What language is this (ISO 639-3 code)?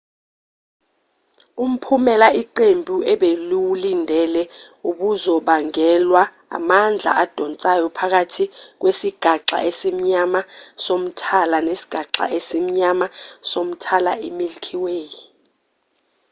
zul